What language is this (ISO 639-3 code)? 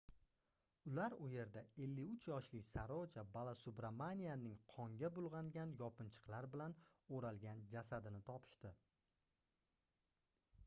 uzb